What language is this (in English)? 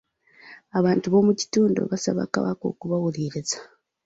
Ganda